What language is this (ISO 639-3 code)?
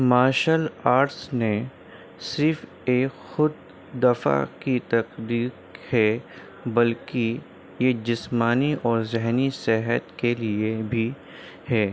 urd